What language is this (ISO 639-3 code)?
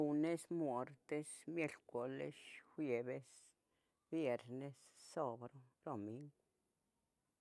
nhg